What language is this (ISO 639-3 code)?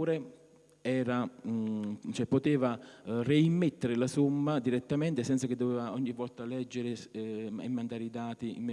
ita